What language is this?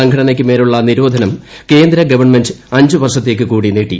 Malayalam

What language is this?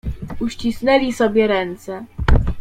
Polish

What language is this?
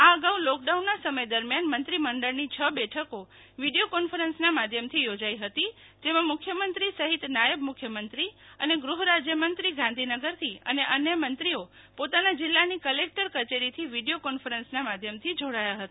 Gujarati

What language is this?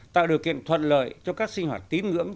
Vietnamese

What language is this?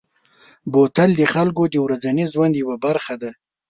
Pashto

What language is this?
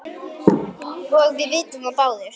Icelandic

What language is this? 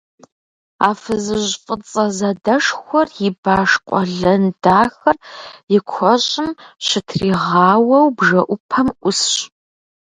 Kabardian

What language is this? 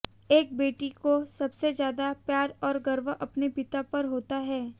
Hindi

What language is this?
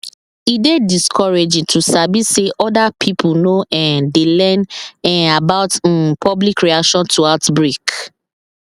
Nigerian Pidgin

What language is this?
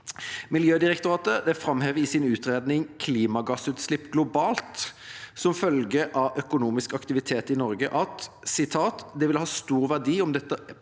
Norwegian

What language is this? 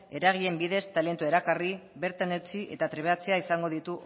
Basque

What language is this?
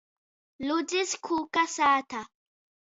Latgalian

